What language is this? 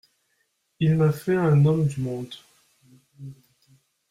French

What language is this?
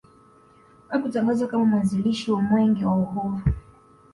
Swahili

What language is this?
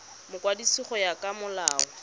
Tswana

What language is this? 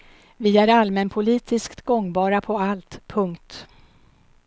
Swedish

